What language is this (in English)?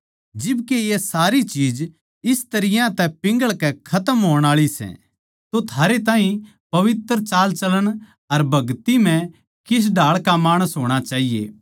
Haryanvi